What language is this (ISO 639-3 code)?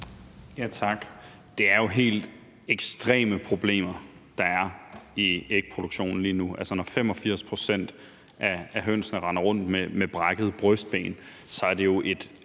dan